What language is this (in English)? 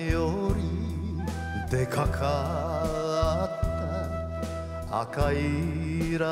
Japanese